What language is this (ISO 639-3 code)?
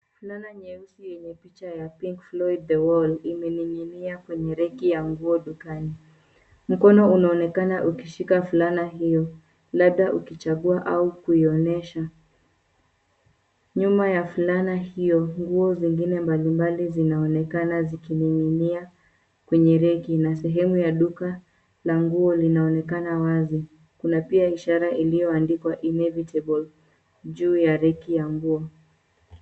swa